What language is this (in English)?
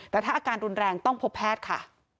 Thai